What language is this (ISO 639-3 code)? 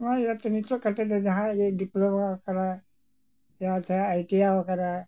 sat